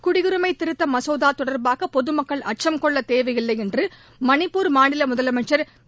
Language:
Tamil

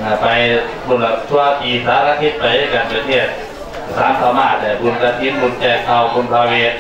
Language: Thai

